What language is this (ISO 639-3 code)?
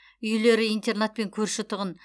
kaz